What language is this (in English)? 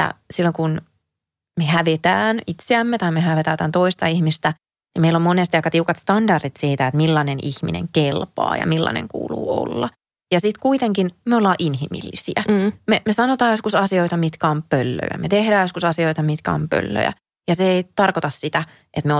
Finnish